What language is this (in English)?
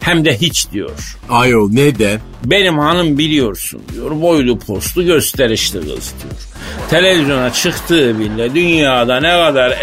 Turkish